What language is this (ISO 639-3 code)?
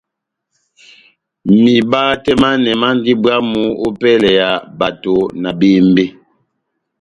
bnm